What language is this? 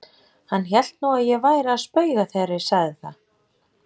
Icelandic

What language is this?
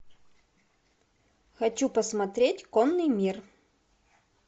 Russian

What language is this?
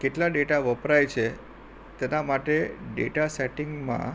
Gujarati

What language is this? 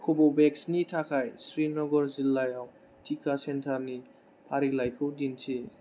Bodo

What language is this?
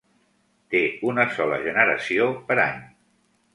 Catalan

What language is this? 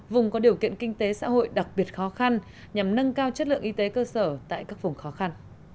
Vietnamese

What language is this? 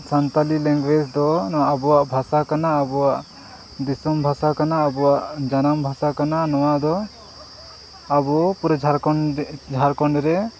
Santali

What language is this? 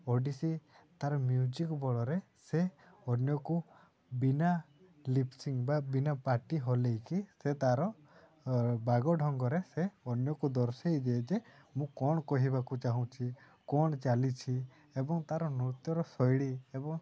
Odia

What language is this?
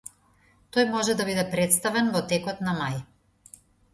Macedonian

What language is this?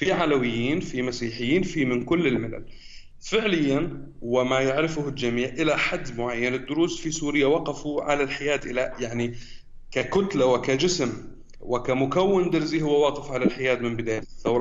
Arabic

